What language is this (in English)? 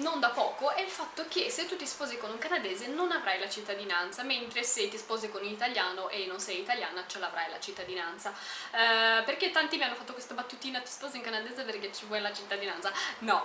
Italian